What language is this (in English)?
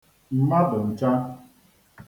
Igbo